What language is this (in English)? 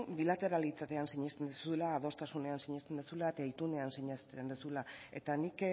Basque